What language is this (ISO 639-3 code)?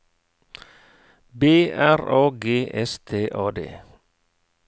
nor